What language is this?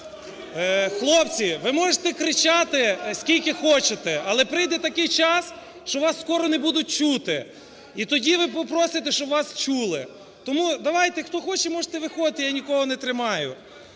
Ukrainian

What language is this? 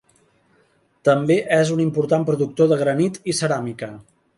Catalan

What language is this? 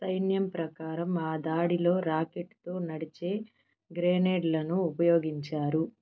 Telugu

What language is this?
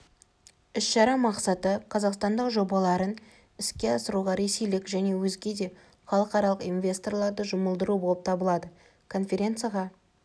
Kazakh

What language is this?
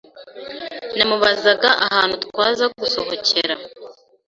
Kinyarwanda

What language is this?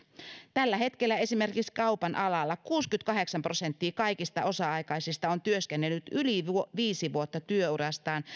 Finnish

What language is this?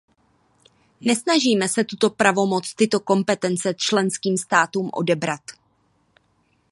Czech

